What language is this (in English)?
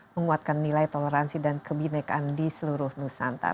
Indonesian